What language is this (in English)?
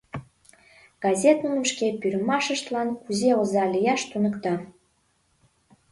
Mari